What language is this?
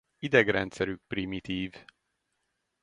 Hungarian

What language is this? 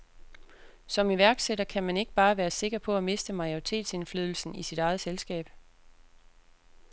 Danish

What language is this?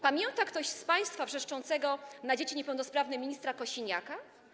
Polish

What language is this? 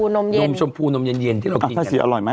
Thai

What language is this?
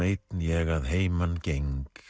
Icelandic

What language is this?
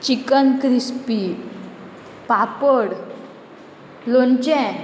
Konkani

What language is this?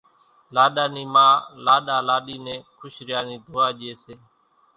Kachi Koli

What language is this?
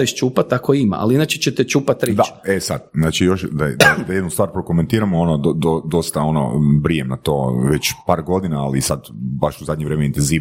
Croatian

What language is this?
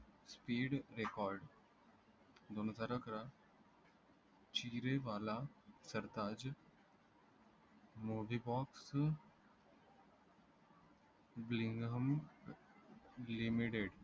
Marathi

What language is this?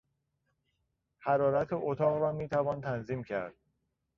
Persian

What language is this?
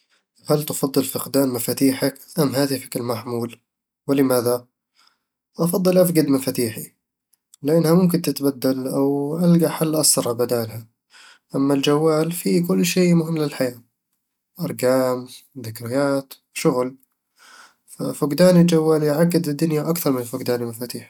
Eastern Egyptian Bedawi Arabic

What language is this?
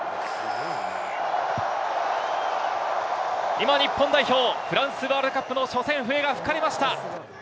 Japanese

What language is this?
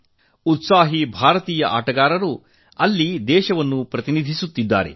Kannada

